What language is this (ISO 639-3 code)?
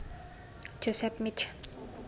jav